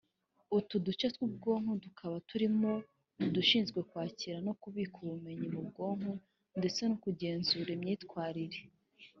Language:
Kinyarwanda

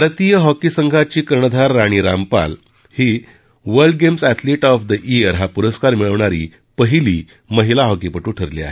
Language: Marathi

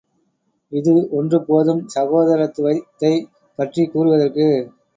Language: Tamil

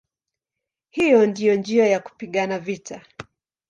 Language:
Swahili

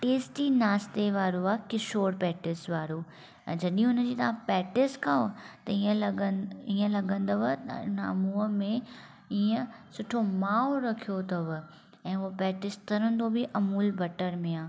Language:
Sindhi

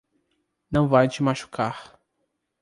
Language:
Portuguese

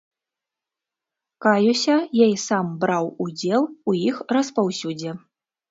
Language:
Belarusian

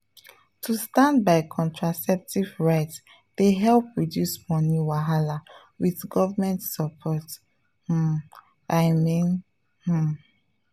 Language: Nigerian Pidgin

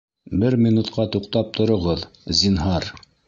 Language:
Bashkir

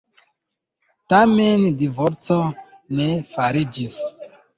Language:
Esperanto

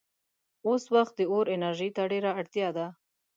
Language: Pashto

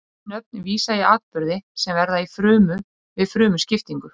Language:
Icelandic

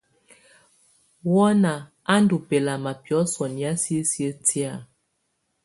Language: Tunen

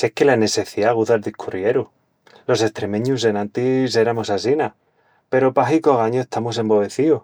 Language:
Extremaduran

